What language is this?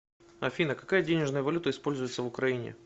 Russian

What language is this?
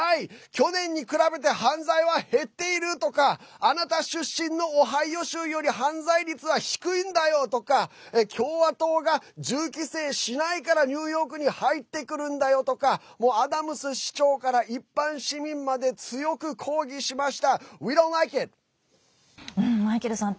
Japanese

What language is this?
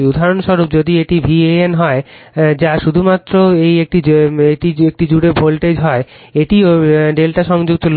Bangla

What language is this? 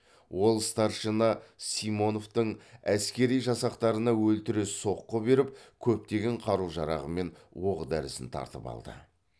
Kazakh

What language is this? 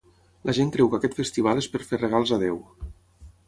Catalan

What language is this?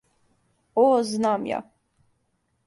Serbian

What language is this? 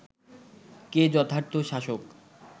Bangla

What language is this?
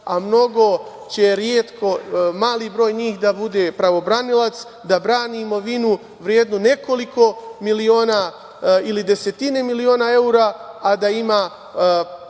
Serbian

